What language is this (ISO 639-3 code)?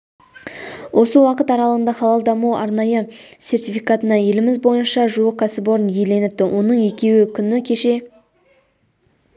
kaz